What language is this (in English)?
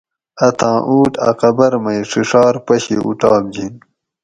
Gawri